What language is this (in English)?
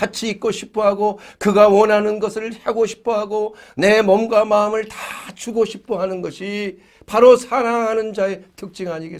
Korean